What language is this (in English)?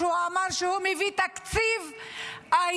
Hebrew